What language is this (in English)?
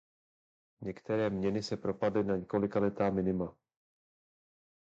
Czech